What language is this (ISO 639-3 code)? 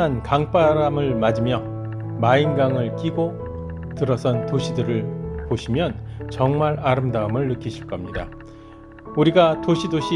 kor